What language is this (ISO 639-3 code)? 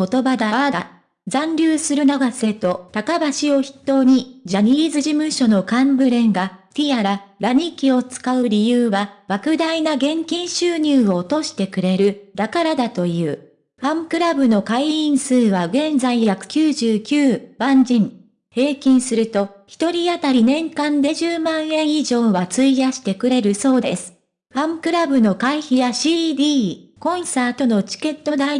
jpn